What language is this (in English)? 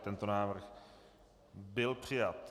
Czech